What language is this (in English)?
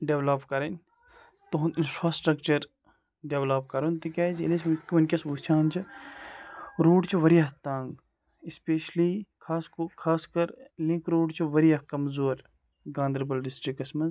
Kashmiri